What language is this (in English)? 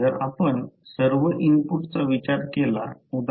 Marathi